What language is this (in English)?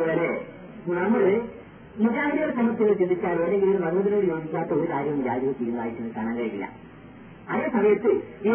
Malayalam